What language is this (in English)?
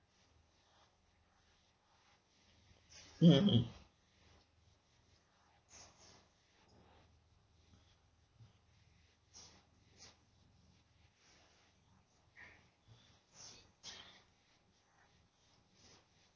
English